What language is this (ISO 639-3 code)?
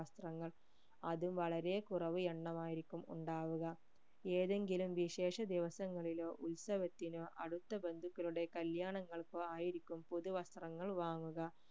mal